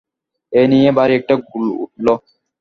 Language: Bangla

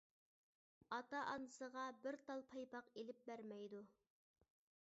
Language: Uyghur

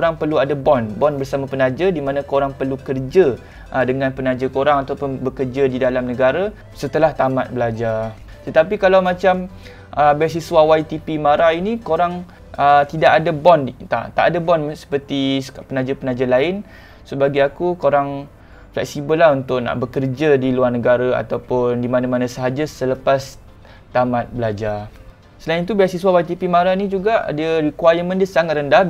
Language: Malay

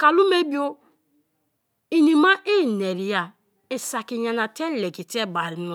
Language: Kalabari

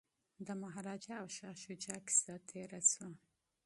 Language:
Pashto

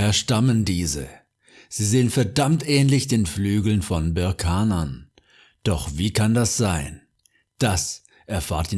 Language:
German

